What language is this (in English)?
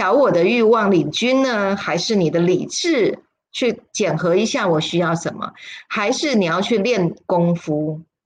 Chinese